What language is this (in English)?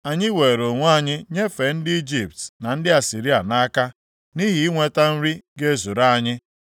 Igbo